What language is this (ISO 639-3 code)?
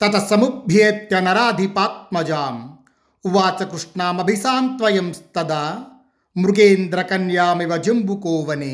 tel